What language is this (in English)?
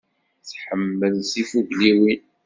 Kabyle